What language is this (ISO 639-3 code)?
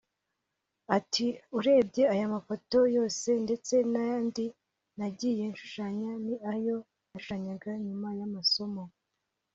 kin